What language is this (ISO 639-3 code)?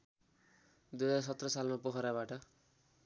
nep